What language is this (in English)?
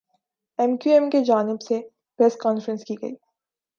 Urdu